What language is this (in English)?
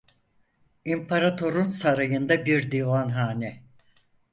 Turkish